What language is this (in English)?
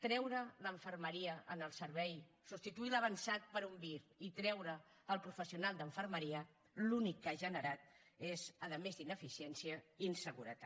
Catalan